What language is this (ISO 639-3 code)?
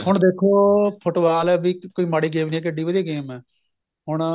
pan